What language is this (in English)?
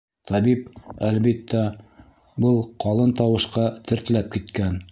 Bashkir